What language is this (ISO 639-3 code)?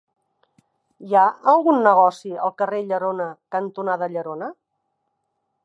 cat